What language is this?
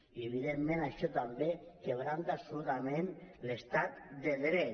Catalan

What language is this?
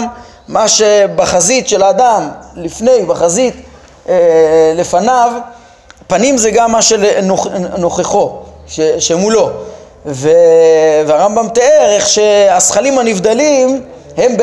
Hebrew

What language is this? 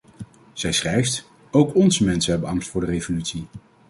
Dutch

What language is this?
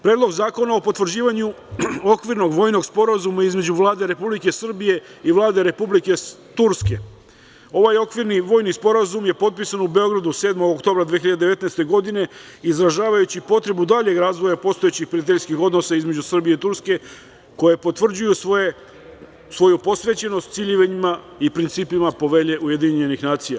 Serbian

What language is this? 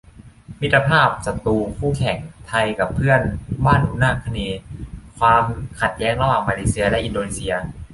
Thai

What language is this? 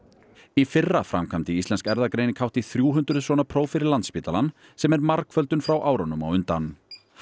Icelandic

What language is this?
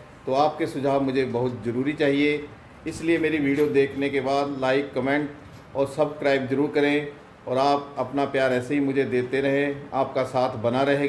Hindi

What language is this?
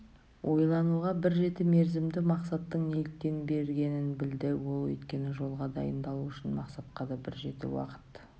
Kazakh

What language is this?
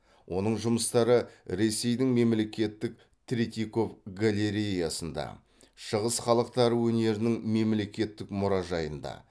Kazakh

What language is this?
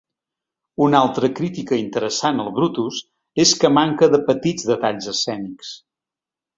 Catalan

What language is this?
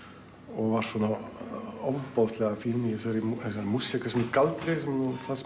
Icelandic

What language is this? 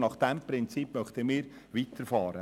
Swiss German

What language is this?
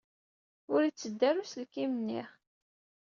Kabyle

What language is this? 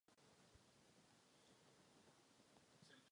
Czech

